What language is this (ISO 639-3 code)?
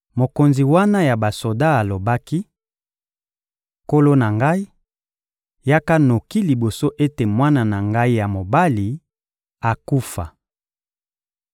lin